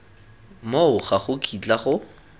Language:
Tswana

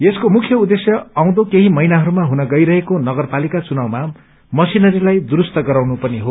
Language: Nepali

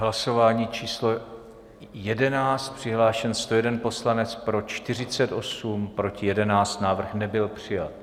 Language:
Czech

